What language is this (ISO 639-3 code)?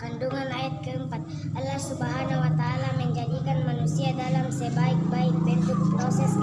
ind